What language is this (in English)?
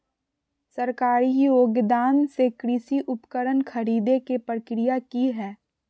Magahi